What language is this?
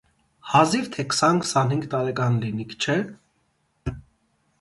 Armenian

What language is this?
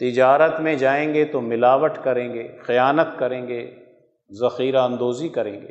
Urdu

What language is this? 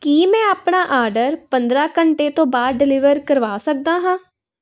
Punjabi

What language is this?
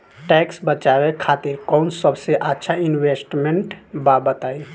Bhojpuri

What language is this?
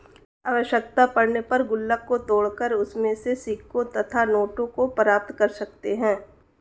Hindi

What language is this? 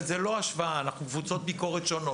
Hebrew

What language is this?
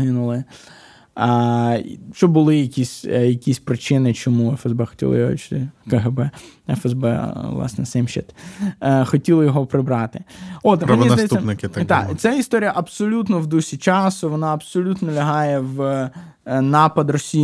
Ukrainian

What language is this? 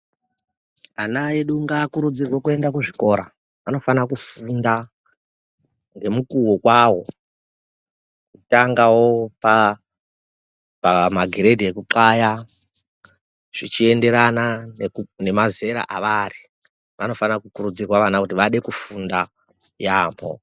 Ndau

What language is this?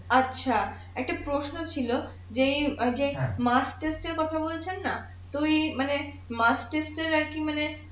Bangla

